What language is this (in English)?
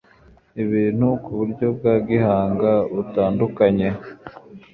Kinyarwanda